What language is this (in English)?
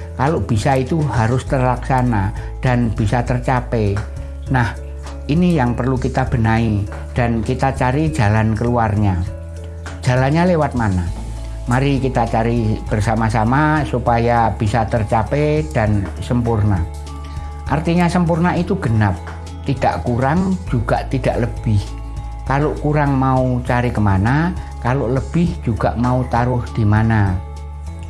Indonesian